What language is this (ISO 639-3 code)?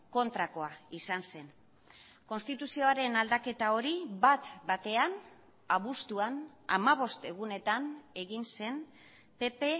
eus